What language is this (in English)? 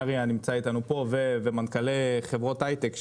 Hebrew